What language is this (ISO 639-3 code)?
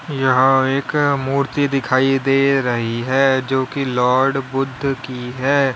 hin